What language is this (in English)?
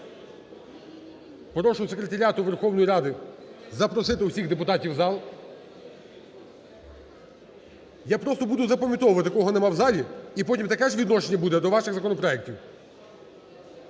Ukrainian